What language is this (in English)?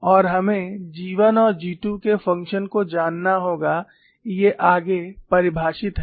Hindi